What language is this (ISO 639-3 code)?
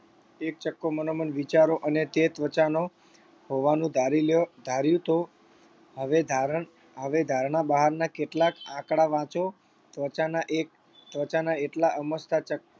guj